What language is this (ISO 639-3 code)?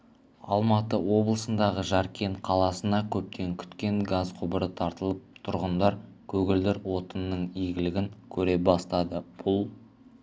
kaz